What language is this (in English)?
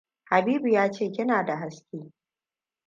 Hausa